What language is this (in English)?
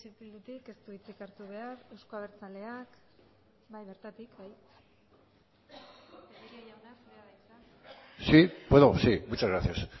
Basque